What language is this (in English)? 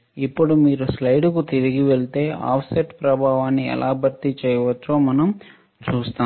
Telugu